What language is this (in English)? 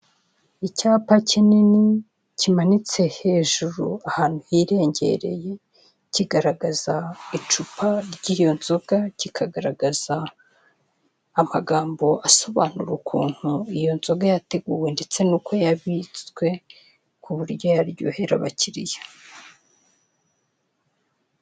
Kinyarwanda